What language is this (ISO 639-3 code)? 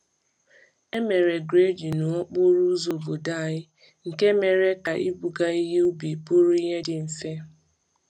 ibo